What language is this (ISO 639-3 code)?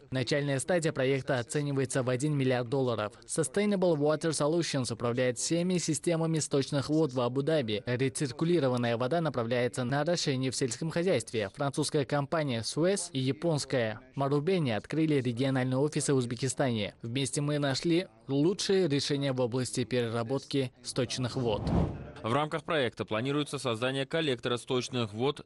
rus